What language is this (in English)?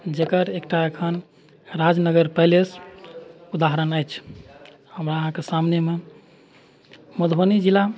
Maithili